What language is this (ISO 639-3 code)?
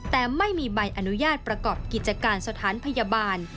tha